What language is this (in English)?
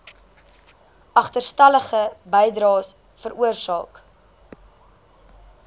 Afrikaans